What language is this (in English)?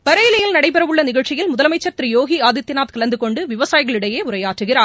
Tamil